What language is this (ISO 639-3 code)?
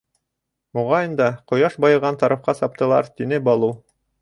bak